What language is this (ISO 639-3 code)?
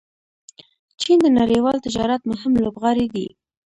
pus